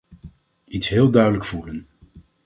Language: Dutch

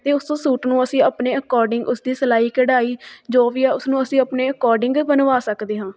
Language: Punjabi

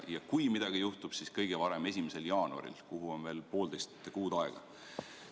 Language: Estonian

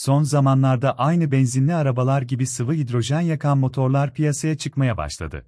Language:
Turkish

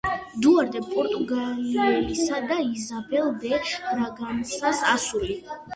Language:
Georgian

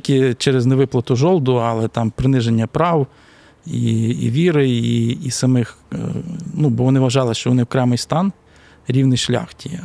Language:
Ukrainian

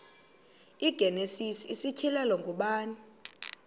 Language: Xhosa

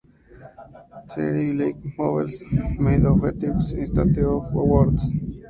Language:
Spanish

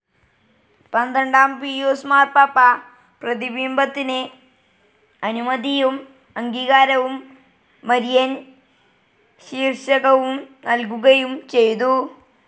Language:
Malayalam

